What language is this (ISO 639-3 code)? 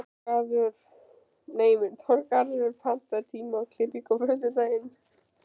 isl